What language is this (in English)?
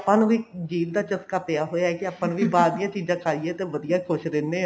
Punjabi